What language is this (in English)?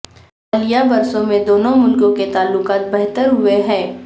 Urdu